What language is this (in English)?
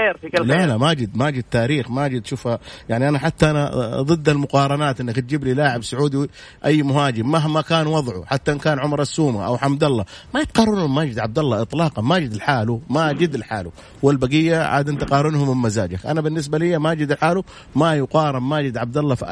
Arabic